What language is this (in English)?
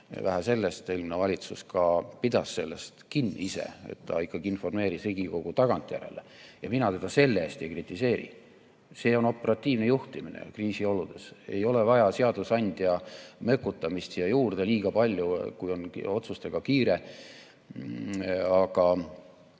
Estonian